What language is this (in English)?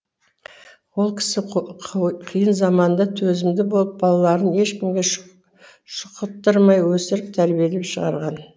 Kazakh